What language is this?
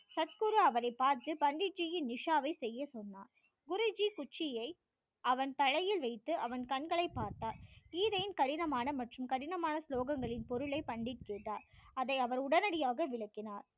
Tamil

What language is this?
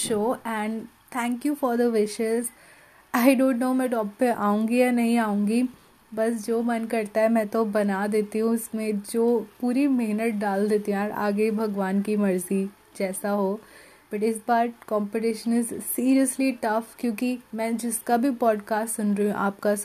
Hindi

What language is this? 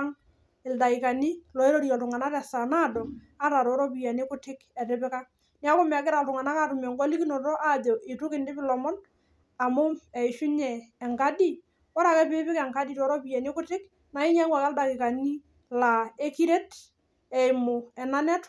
Masai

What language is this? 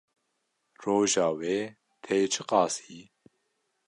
Kurdish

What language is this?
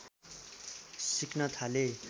Nepali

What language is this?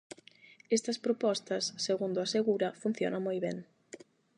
Galician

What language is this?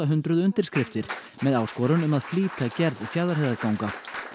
Icelandic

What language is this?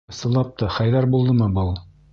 Bashkir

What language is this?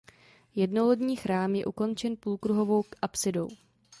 Czech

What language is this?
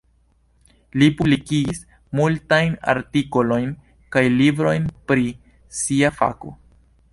Esperanto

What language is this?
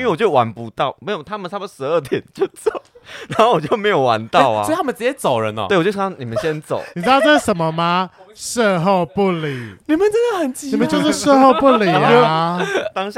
Chinese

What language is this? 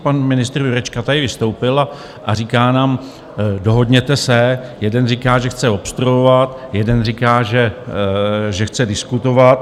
Czech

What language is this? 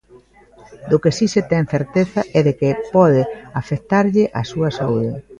Galician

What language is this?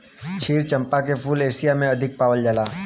Bhojpuri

